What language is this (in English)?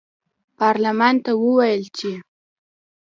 Pashto